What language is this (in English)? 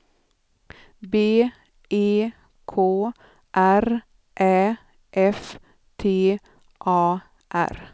Swedish